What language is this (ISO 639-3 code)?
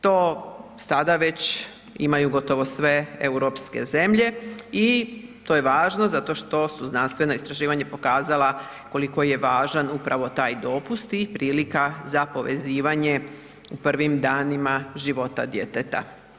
hrv